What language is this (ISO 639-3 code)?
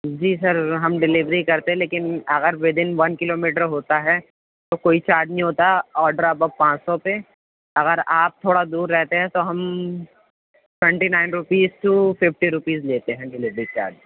urd